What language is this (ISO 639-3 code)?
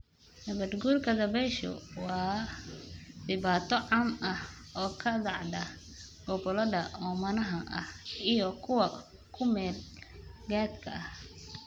som